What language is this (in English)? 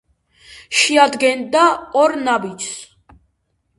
Georgian